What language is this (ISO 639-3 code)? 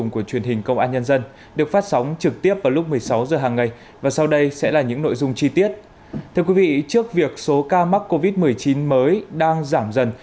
vie